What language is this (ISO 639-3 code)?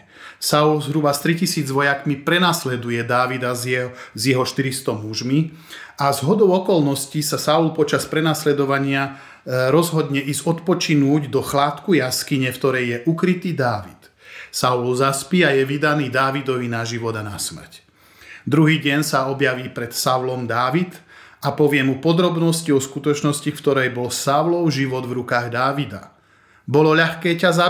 slk